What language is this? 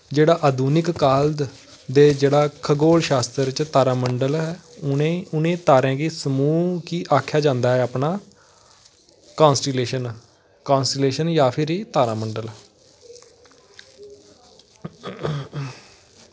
Dogri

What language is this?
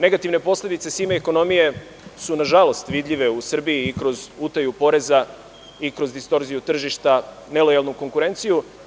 Serbian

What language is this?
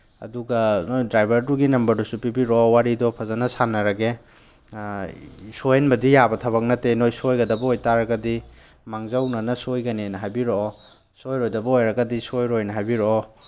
Manipuri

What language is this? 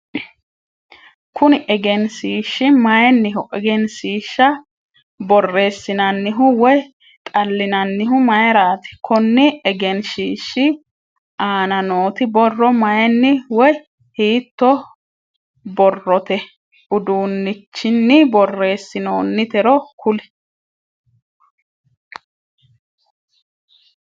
Sidamo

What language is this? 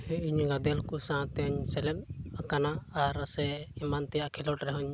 Santali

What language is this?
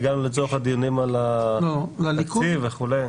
Hebrew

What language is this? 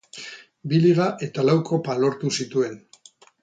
Basque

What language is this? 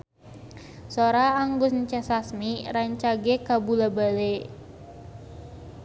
Sundanese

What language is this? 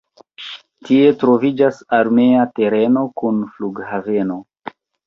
Esperanto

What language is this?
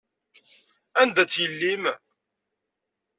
Kabyle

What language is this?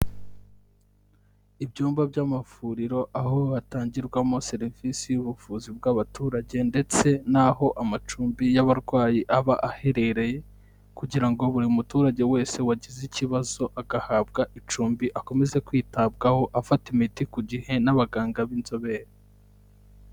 Kinyarwanda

